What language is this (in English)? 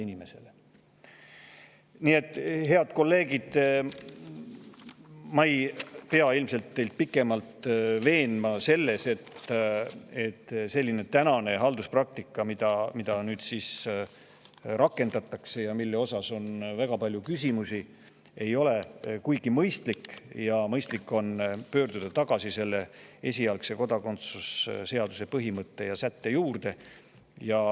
Estonian